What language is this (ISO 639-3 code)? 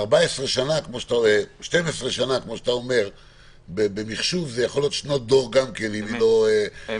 heb